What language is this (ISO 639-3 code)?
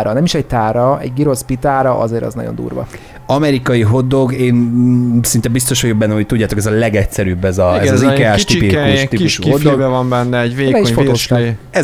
hun